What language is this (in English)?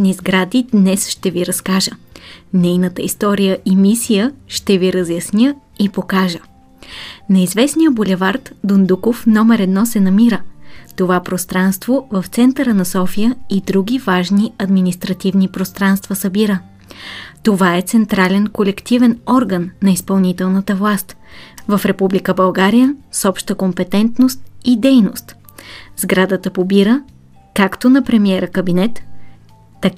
Bulgarian